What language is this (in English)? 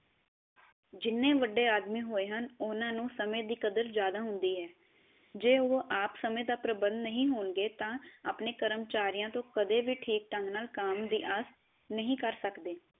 Punjabi